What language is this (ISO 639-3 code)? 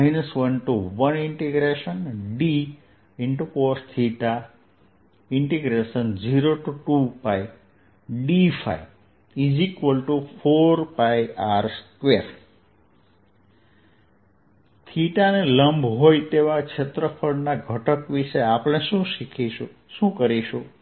guj